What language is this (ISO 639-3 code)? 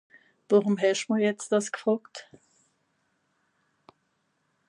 gsw